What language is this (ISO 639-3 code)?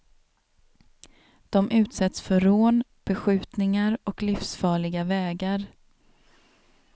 swe